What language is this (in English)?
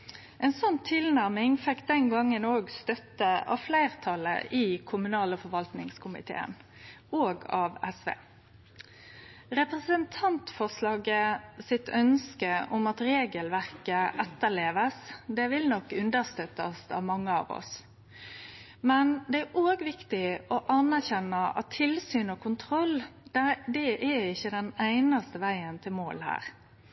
Norwegian Nynorsk